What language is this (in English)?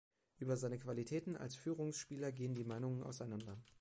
German